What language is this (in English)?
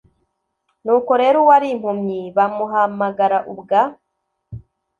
Kinyarwanda